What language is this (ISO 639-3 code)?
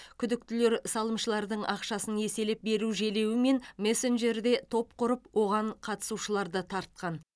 kaz